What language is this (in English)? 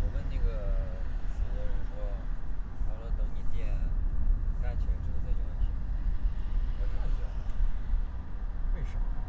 Chinese